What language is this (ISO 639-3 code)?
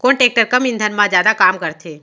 hne